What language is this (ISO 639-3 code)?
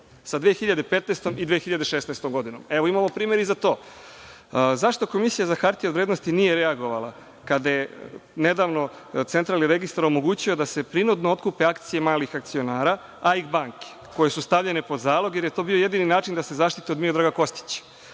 srp